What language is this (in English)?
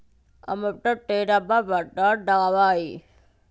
Magahi